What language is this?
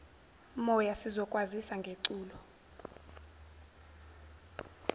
Zulu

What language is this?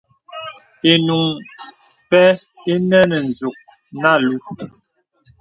Bebele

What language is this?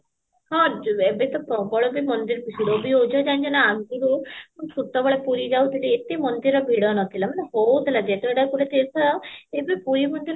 Odia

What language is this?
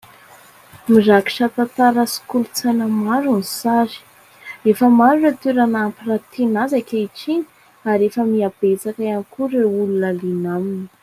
Malagasy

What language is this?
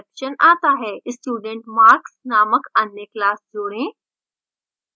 Hindi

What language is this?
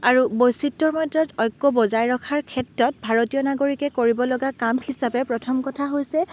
Assamese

